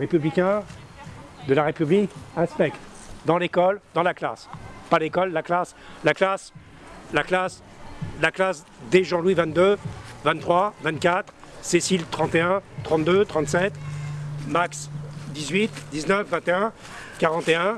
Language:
French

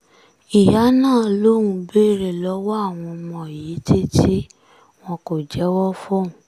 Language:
Yoruba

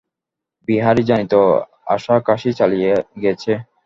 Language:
Bangla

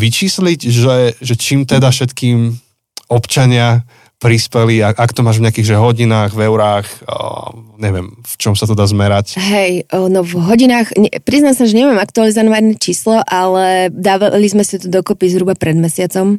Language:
Slovak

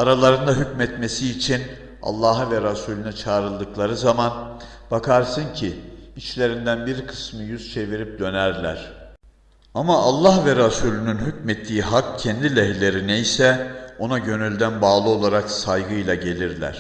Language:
Turkish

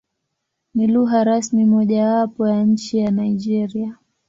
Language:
Swahili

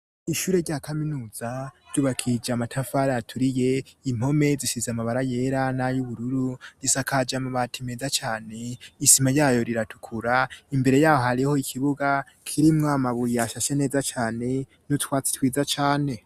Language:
Rundi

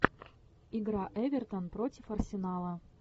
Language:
Russian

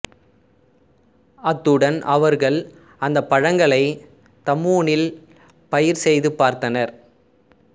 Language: Tamil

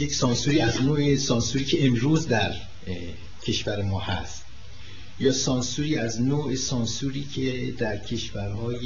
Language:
Persian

